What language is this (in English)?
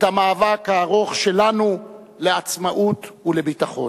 Hebrew